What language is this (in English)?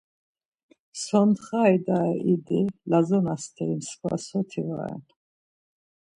Laz